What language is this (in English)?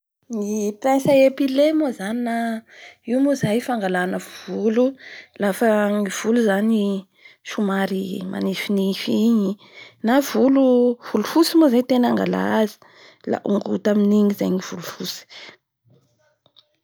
Bara Malagasy